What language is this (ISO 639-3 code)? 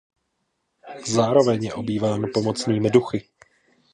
ces